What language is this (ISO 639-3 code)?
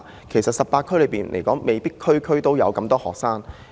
yue